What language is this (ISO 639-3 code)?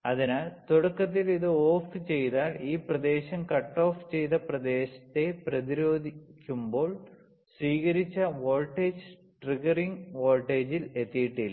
mal